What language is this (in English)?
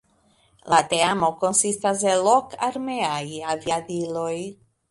Esperanto